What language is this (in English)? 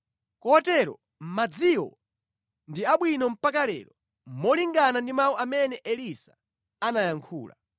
Nyanja